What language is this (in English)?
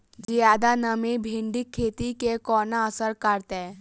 Maithili